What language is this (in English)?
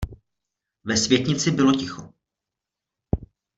Czech